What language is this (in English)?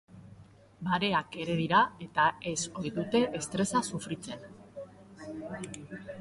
Basque